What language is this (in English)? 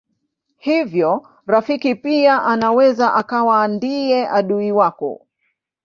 Swahili